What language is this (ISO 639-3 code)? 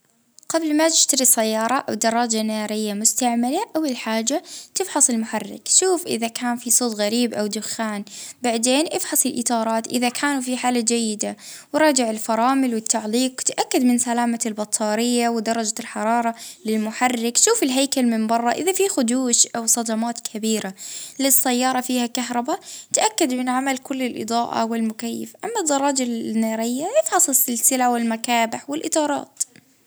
ayl